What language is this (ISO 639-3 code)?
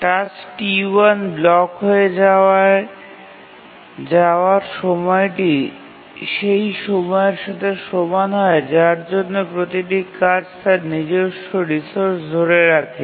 ben